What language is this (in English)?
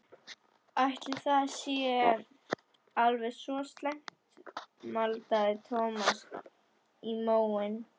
Icelandic